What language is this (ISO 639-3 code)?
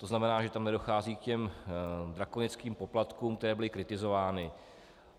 ces